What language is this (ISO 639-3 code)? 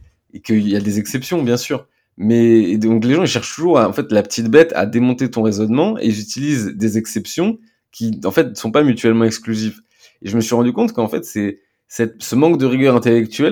fra